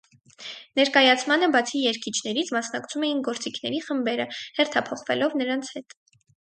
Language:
Armenian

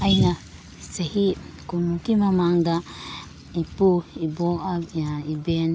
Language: Manipuri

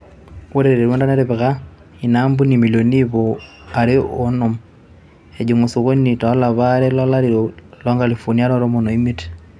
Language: Masai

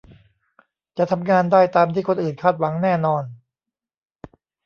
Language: Thai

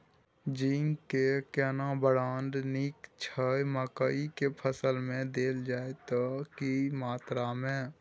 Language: Maithili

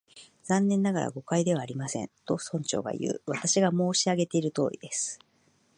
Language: Japanese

